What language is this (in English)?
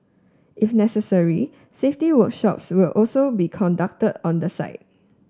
English